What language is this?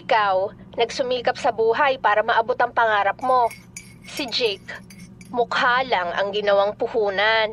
Filipino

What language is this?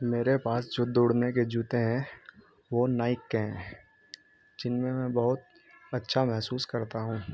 Urdu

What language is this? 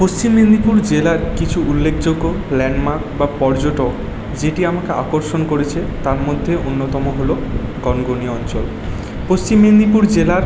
Bangla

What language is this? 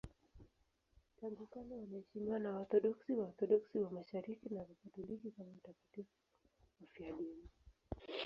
Swahili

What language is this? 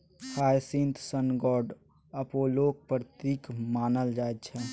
Maithili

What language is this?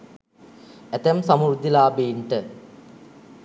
Sinhala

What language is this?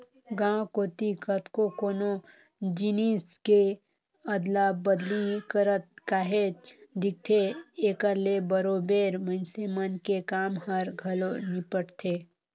Chhattisgarhi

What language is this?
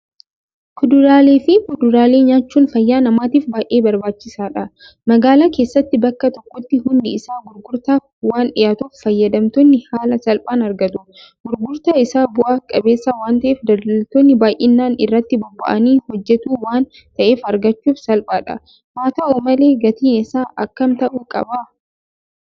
Oromo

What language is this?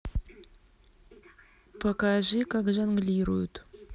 Russian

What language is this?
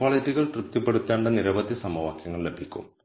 Malayalam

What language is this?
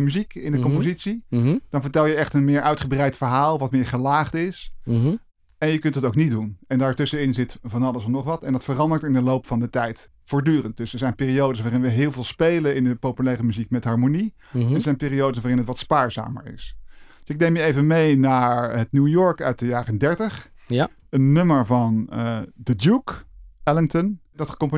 Dutch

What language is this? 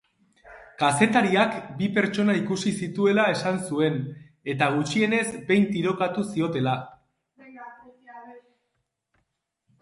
Basque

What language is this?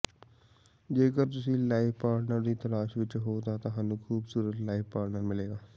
Punjabi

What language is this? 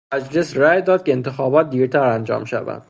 Persian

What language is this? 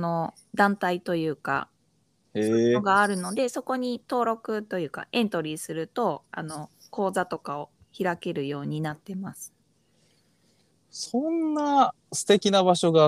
Japanese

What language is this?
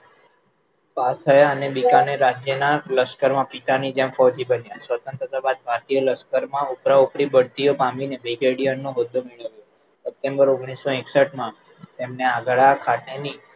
Gujarati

